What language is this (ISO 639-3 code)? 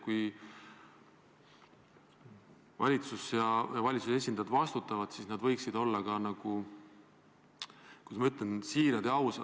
est